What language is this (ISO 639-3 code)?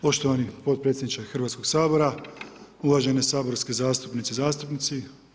hrv